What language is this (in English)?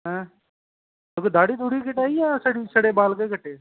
Dogri